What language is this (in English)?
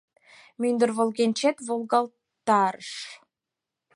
Mari